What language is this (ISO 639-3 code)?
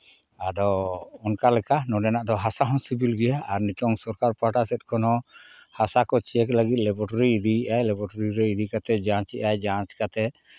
sat